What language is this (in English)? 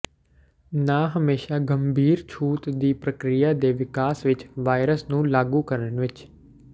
Punjabi